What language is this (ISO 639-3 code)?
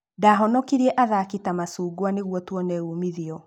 kik